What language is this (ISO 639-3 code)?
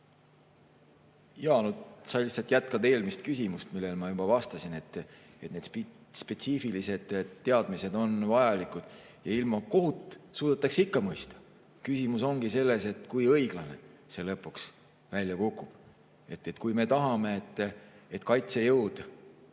est